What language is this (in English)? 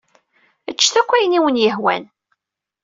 Kabyle